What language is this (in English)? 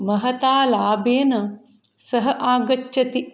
Sanskrit